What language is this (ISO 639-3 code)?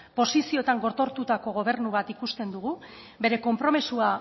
eus